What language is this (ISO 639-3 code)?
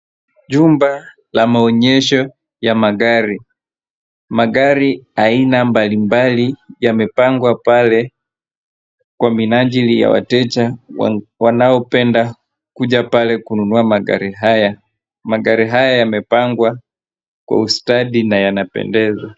swa